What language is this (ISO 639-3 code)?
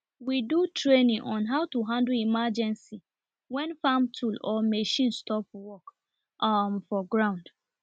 pcm